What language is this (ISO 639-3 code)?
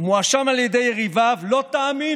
heb